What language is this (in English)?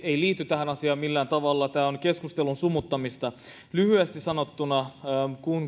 Finnish